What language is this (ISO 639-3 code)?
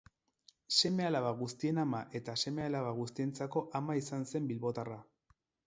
eus